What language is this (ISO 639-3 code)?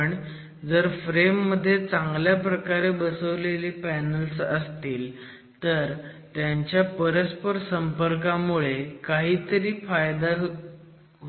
mar